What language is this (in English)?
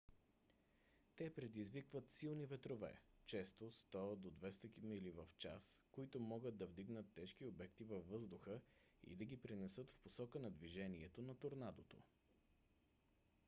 Bulgarian